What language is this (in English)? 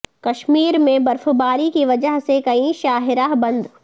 Urdu